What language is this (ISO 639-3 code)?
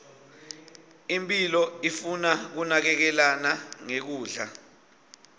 ssw